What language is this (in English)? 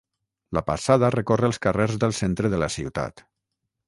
Catalan